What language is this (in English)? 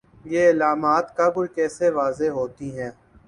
Urdu